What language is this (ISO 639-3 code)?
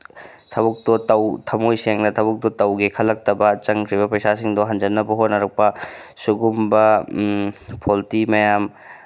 mni